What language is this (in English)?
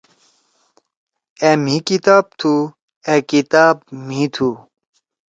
Torwali